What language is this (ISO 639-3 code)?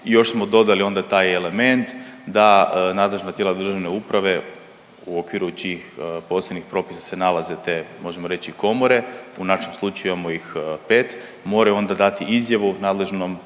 hrv